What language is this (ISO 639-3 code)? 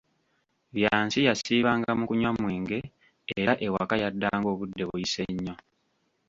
lug